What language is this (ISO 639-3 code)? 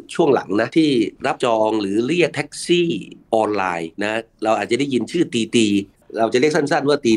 tha